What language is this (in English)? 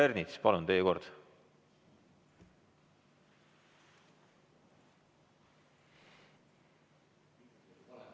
Estonian